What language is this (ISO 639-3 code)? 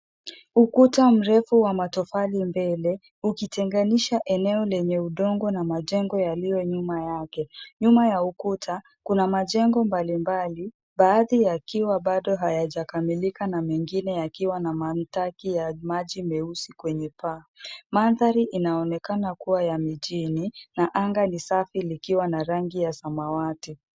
swa